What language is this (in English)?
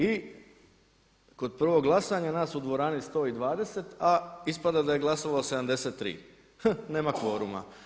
Croatian